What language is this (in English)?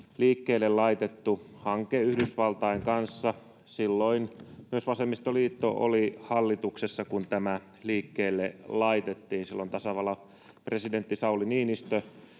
Finnish